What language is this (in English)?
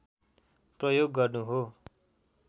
Nepali